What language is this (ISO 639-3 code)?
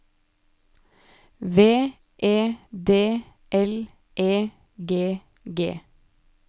nor